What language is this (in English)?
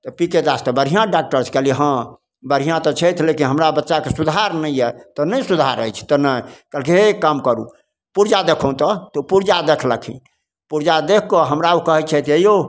Maithili